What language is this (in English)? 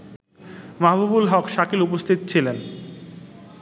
Bangla